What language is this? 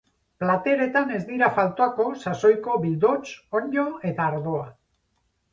Basque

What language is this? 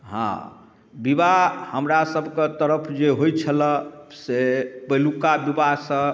Maithili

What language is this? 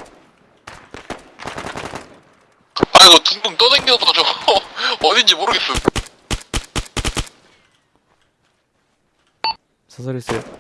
Korean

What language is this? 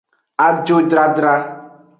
Aja (Benin)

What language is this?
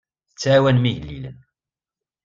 Kabyle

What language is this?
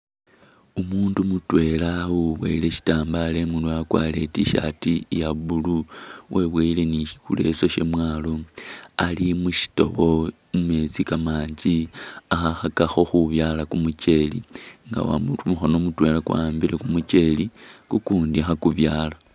Masaaba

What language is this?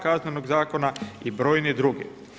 Croatian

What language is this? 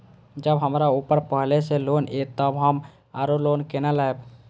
Maithili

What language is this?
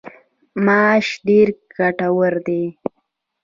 Pashto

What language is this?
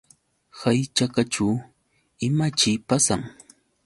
Yauyos Quechua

